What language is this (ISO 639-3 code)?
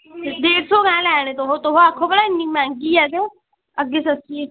doi